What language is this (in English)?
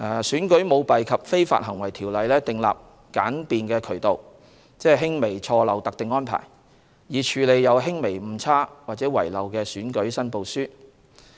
Cantonese